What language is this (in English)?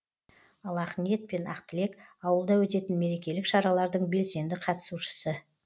Kazakh